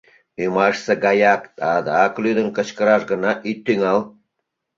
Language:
Mari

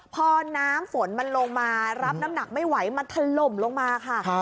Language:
Thai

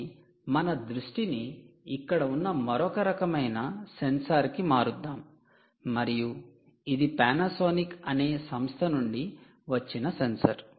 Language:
Telugu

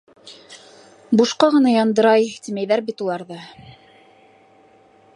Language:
Bashkir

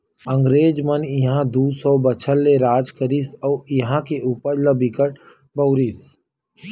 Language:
Chhattisgarhi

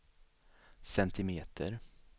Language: Swedish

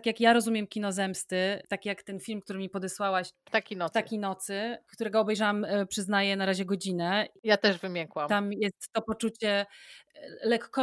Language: Polish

